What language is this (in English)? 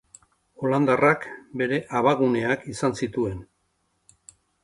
Basque